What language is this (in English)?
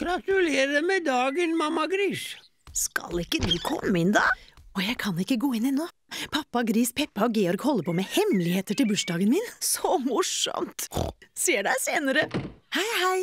Norwegian